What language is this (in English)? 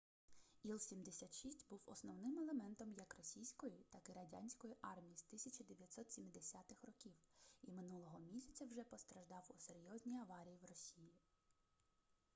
Ukrainian